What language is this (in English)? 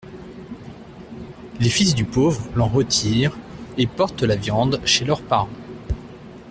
French